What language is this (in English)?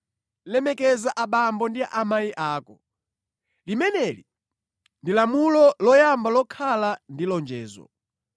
Nyanja